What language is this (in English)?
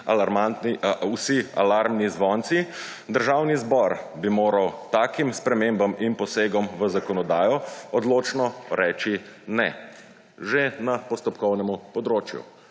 Slovenian